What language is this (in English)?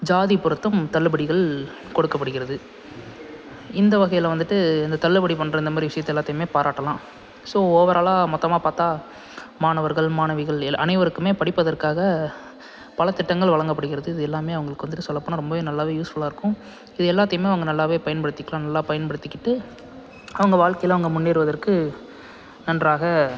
Tamil